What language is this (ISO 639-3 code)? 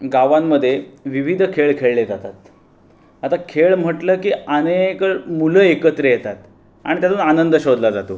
mar